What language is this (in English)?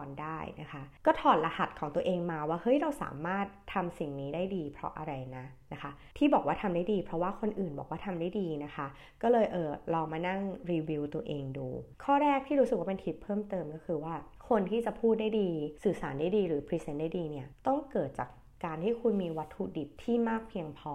Thai